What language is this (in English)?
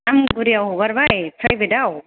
Bodo